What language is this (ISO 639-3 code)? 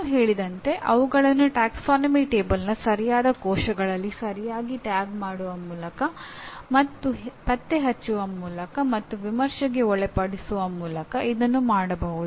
kan